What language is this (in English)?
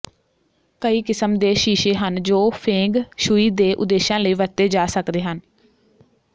Punjabi